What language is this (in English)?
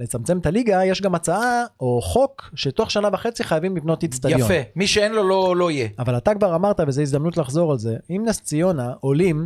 Hebrew